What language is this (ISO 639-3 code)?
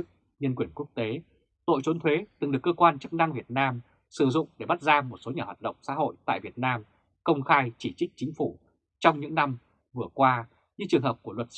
vie